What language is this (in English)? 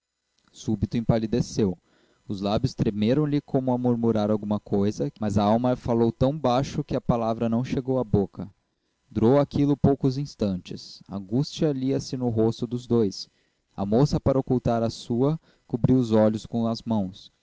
Portuguese